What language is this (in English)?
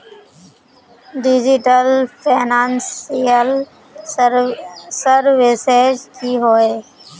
Magahi